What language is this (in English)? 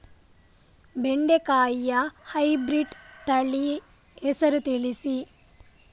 Kannada